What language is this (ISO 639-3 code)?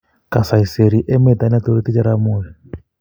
kln